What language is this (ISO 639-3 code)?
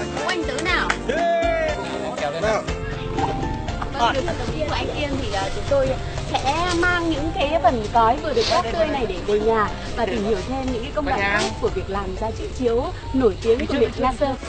vie